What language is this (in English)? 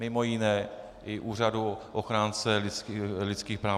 Czech